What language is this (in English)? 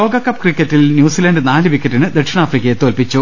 Malayalam